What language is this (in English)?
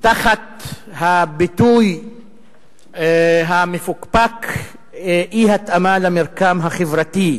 Hebrew